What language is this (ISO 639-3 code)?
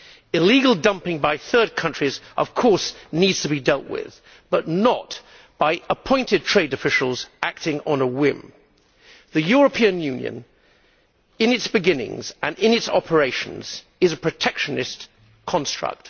eng